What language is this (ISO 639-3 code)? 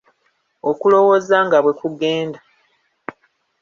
lug